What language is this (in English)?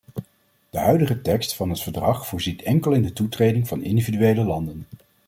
Dutch